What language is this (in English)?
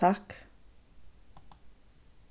Faroese